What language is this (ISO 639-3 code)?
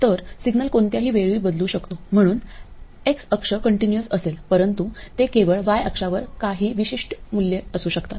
mar